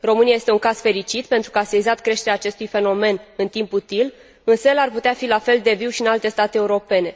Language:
Romanian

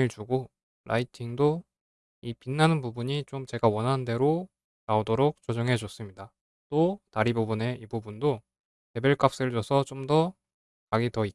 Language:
Korean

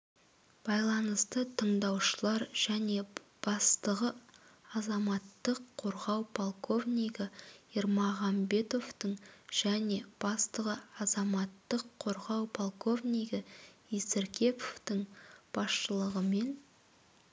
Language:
Kazakh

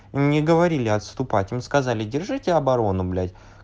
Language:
Russian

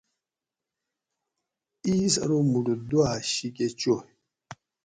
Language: Gawri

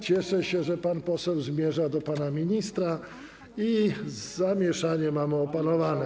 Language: Polish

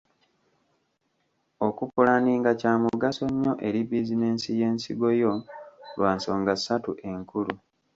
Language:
Ganda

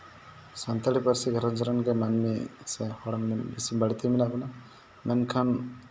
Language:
Santali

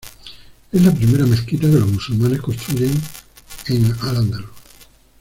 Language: Spanish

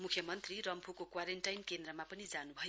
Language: Nepali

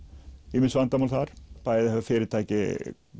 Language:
Icelandic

